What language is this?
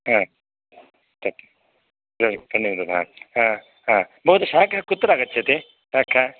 Sanskrit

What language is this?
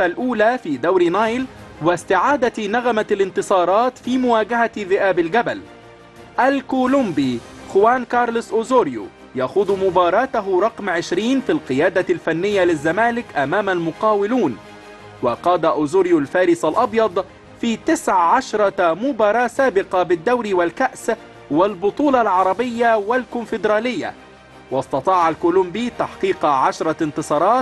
Arabic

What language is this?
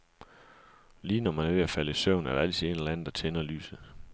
Danish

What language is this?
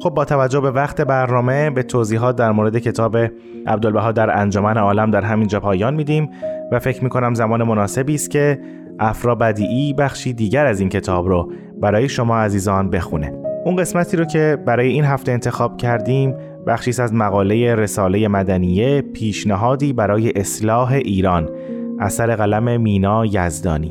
Persian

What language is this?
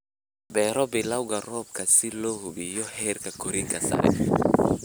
Somali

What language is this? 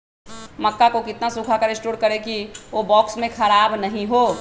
Magahi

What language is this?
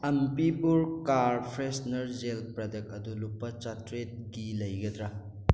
Manipuri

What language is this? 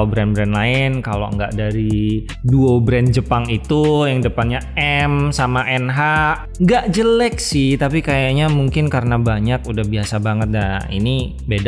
Indonesian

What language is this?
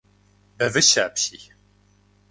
Kabardian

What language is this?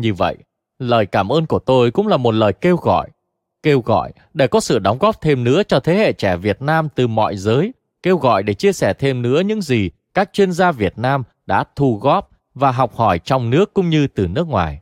Vietnamese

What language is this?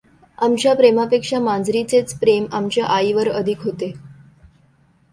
Marathi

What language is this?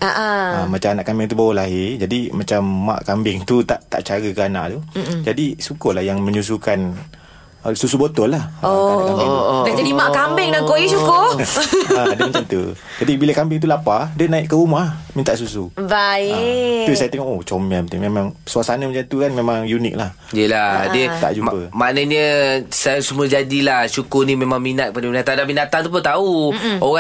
Malay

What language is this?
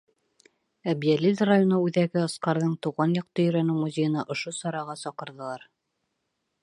Bashkir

